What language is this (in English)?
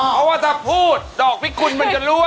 Thai